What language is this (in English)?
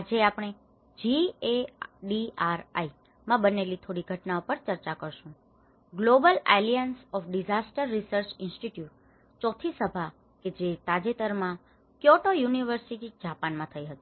Gujarati